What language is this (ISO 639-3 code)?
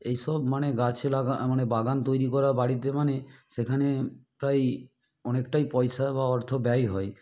ben